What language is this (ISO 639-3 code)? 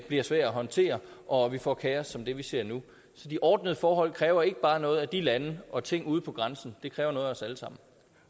dan